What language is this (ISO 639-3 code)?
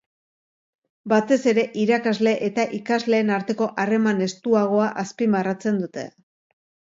eus